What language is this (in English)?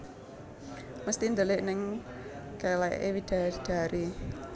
Javanese